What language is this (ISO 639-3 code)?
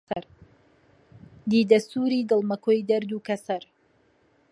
ckb